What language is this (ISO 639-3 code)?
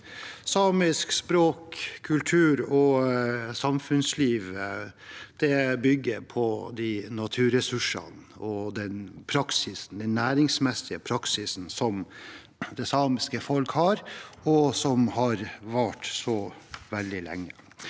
nor